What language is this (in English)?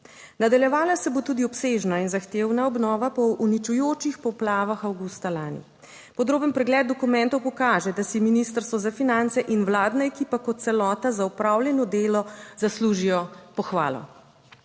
Slovenian